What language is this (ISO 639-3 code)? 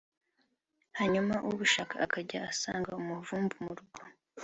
kin